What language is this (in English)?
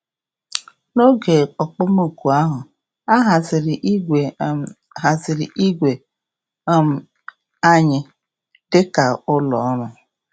Igbo